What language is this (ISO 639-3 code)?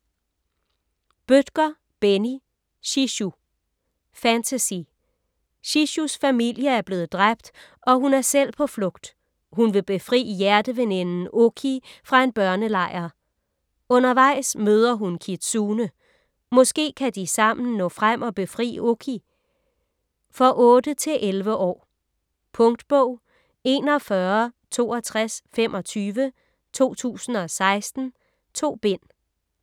dan